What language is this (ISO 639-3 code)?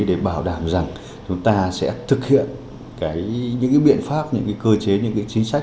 vie